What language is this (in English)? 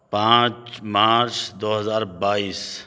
Urdu